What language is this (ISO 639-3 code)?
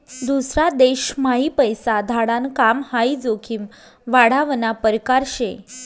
mar